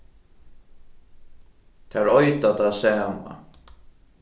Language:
Faroese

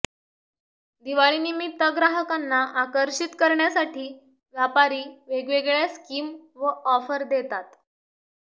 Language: Marathi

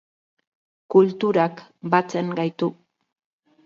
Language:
Basque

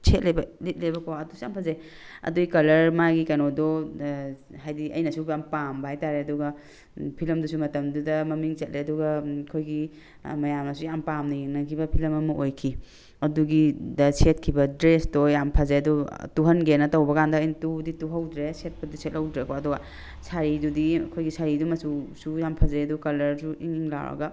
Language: Manipuri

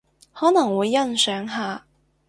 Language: Cantonese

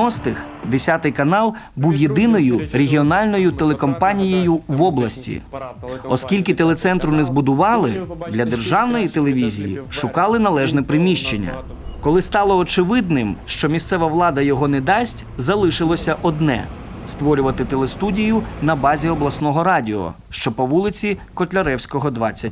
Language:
Ukrainian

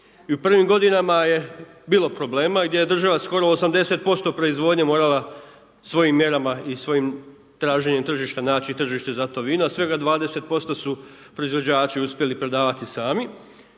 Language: Croatian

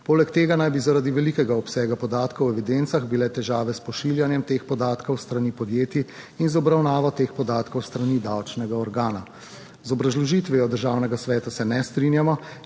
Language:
Slovenian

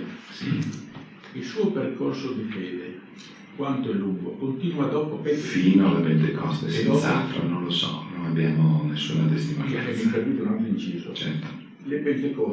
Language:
Italian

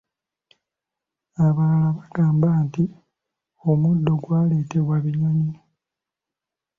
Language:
Ganda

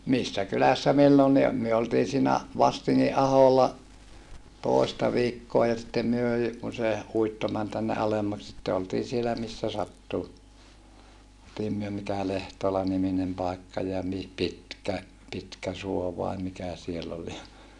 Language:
Finnish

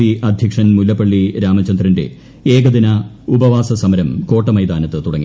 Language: Malayalam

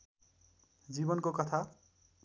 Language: Nepali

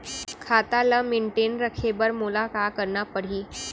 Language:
Chhattisgarhi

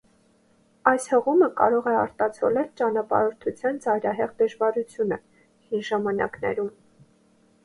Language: Armenian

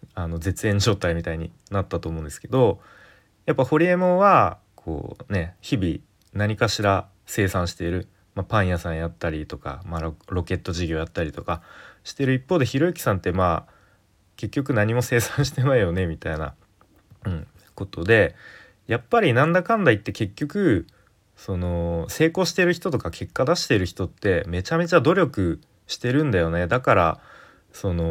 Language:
Japanese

